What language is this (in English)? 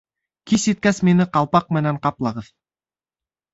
Bashkir